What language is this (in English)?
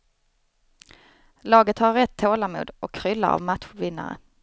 Swedish